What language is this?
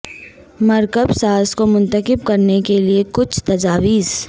Urdu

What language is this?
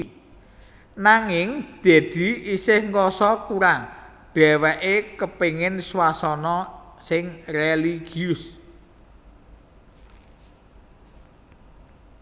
Javanese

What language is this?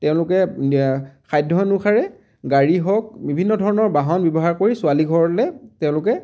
Assamese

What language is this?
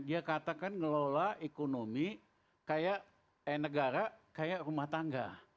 Indonesian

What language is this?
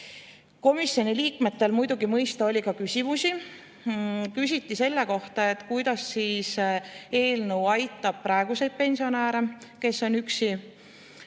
Estonian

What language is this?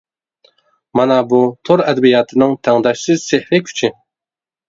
Uyghur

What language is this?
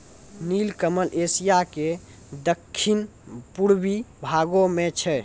Maithili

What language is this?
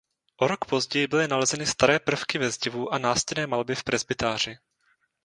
Czech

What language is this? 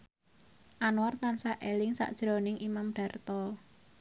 Javanese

